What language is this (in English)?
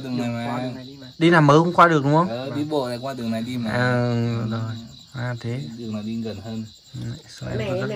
Vietnamese